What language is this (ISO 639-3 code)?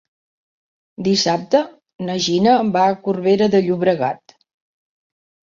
cat